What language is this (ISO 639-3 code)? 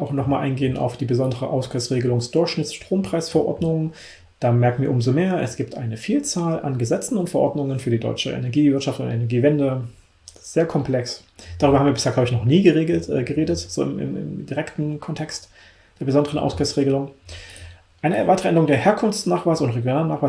deu